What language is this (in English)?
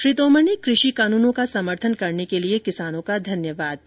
Hindi